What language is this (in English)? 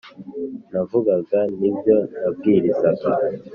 Kinyarwanda